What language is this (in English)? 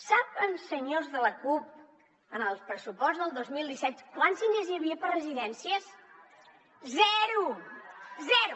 Catalan